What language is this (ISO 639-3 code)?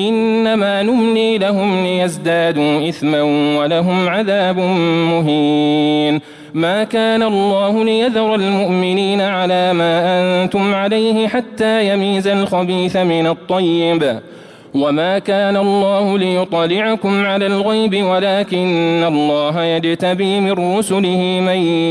ara